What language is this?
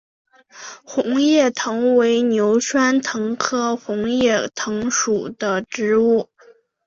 Chinese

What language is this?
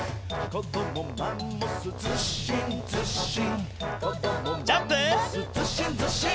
Japanese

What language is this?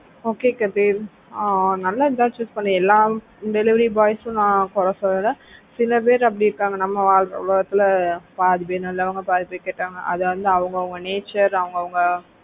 Tamil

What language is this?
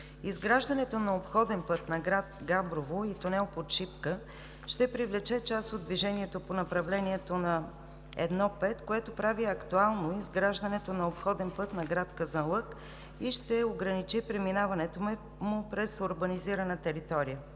Bulgarian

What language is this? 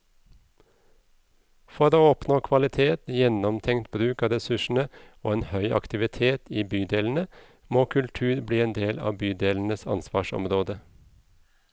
Norwegian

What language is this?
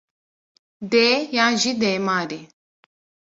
Kurdish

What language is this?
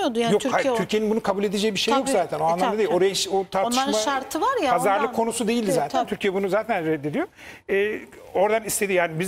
Turkish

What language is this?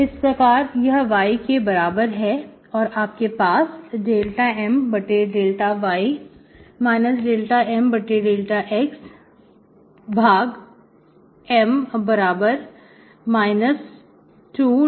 Hindi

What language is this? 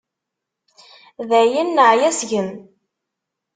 Kabyle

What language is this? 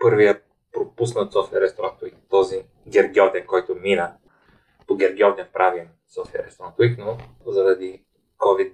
Bulgarian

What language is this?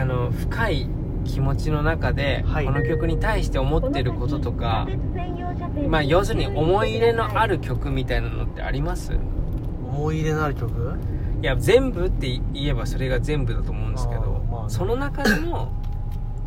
Japanese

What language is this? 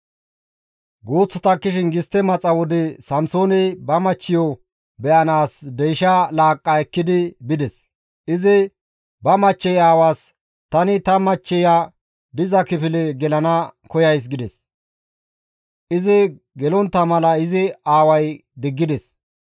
Gamo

